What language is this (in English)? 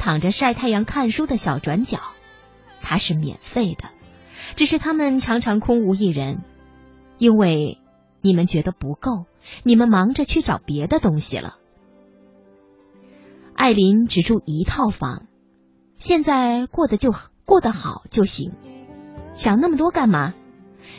Chinese